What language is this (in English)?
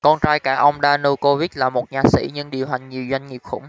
Vietnamese